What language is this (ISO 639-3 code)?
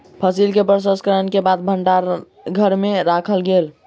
mai